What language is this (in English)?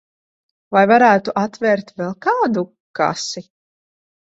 Latvian